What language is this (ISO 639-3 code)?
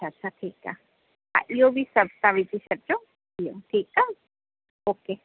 snd